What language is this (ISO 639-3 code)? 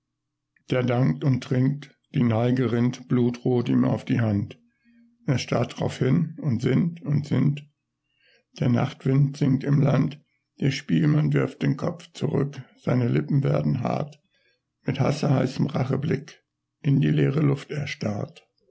deu